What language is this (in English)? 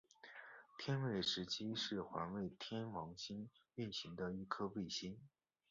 Chinese